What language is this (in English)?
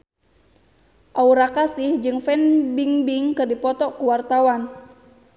Sundanese